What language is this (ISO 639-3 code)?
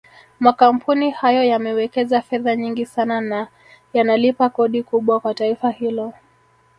swa